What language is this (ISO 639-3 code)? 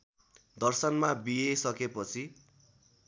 nep